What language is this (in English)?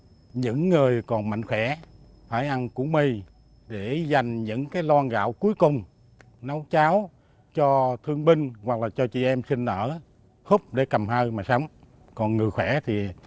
Vietnamese